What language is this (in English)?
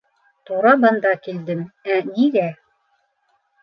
Bashkir